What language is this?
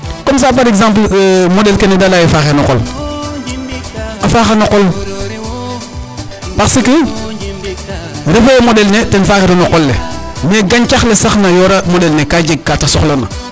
Serer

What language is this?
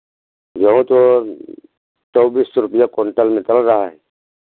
Hindi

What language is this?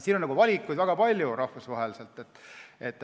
Estonian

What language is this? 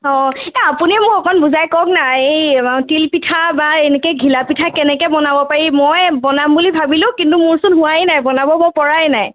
Assamese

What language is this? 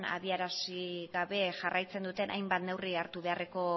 Basque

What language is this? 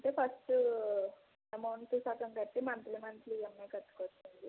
Telugu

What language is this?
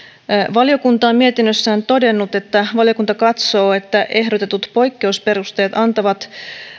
Finnish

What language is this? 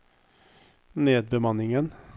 Norwegian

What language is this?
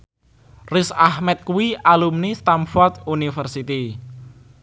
Javanese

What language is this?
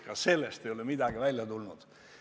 Estonian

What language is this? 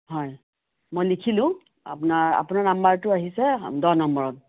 Assamese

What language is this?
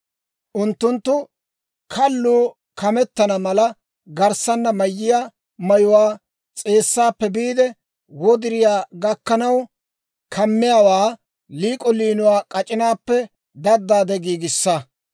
Dawro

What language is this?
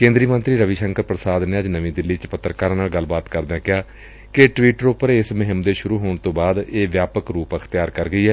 Punjabi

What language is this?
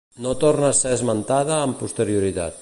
Catalan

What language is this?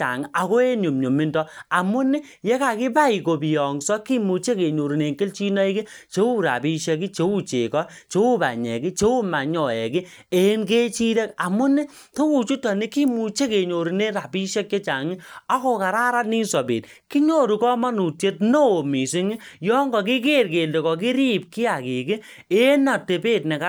Kalenjin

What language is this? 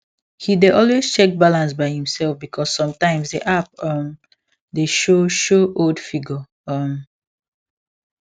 Nigerian Pidgin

